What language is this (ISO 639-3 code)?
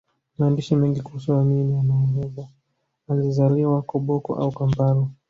swa